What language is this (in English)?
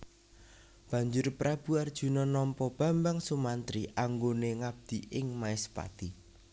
Javanese